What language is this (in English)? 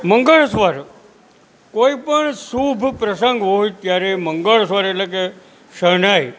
Gujarati